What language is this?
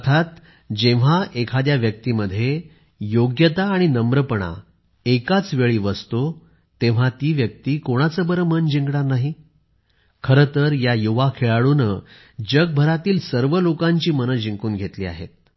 Marathi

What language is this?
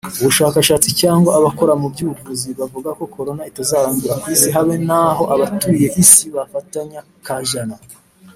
Kinyarwanda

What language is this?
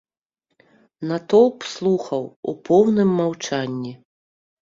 Belarusian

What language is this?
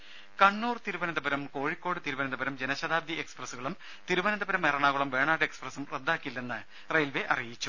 Malayalam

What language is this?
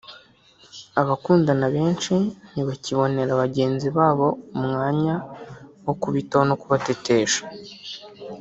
Kinyarwanda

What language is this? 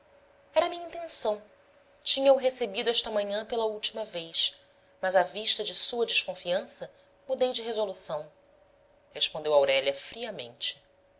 Portuguese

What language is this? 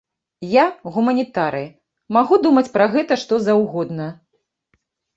Belarusian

